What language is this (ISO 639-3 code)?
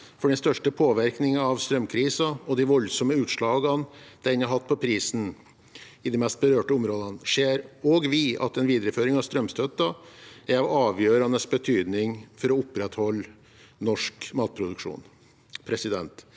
nor